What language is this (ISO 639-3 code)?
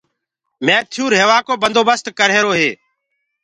ggg